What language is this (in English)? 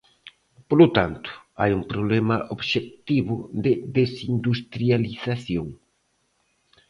Galician